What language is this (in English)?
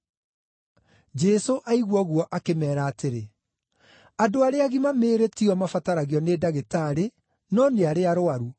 Kikuyu